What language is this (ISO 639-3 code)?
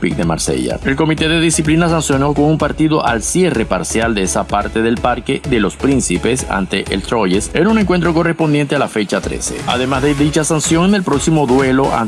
spa